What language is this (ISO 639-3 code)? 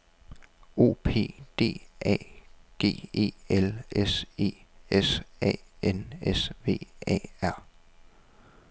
dan